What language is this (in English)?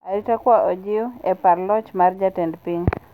Luo (Kenya and Tanzania)